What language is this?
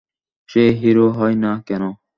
Bangla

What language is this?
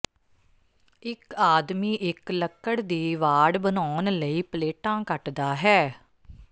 Punjabi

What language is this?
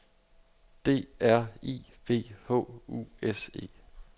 Danish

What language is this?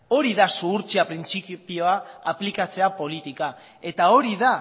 Basque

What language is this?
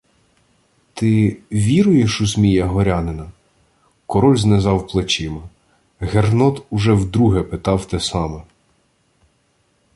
Ukrainian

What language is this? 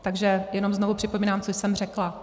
Czech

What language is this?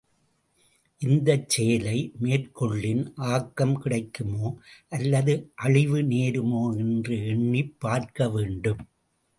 Tamil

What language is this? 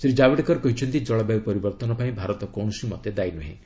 Odia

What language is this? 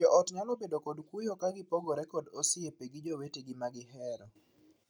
Luo (Kenya and Tanzania)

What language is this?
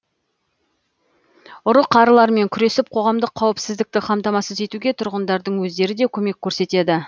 Kazakh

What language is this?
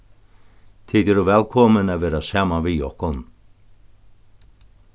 Faroese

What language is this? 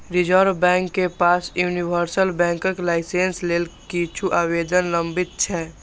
Maithili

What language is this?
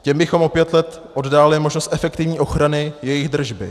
Czech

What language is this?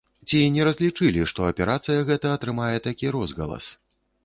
Belarusian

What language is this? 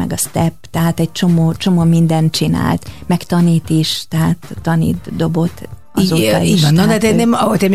Hungarian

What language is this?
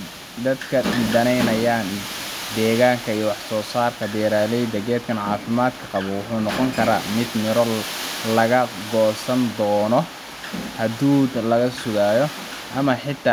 Somali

